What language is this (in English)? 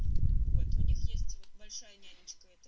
Russian